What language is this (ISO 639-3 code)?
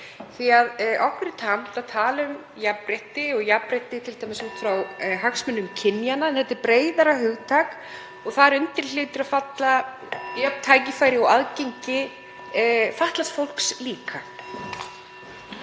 isl